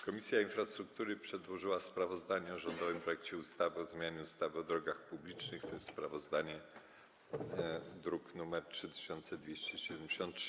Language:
Polish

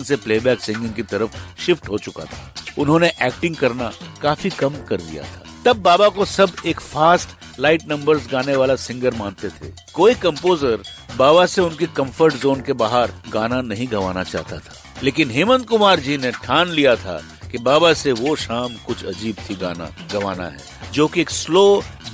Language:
Hindi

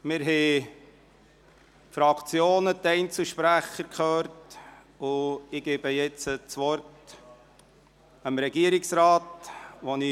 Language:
Swiss German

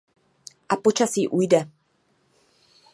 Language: Czech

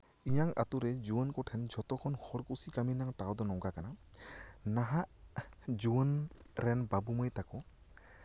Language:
Santali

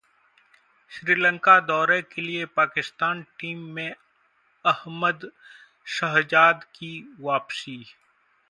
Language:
Hindi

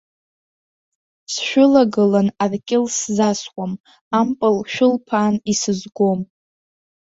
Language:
Abkhazian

